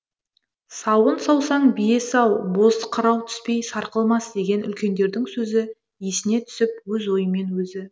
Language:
Kazakh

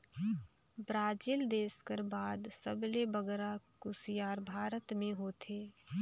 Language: Chhattisgarhi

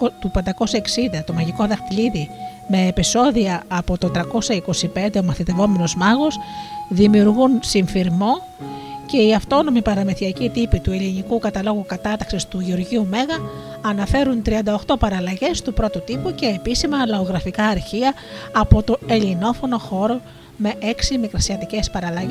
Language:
Greek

